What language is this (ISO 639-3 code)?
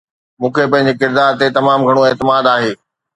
snd